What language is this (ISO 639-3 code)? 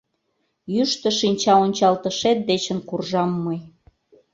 chm